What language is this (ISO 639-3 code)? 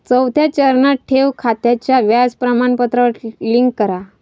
mar